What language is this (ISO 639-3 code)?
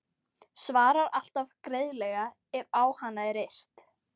isl